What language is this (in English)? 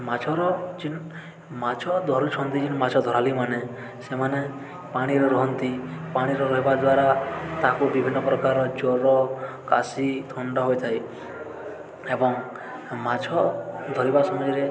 Odia